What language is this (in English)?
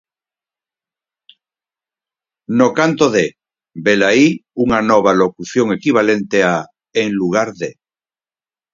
Galician